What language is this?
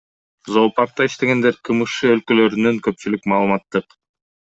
Kyrgyz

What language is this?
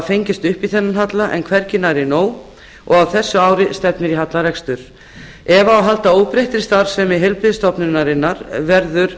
Icelandic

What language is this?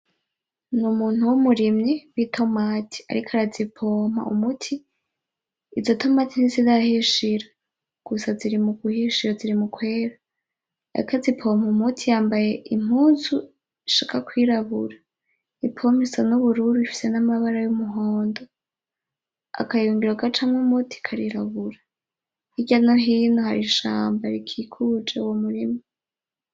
Rundi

